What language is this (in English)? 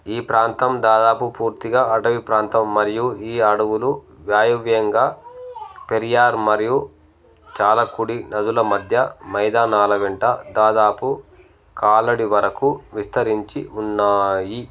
Telugu